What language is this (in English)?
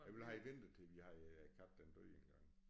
Danish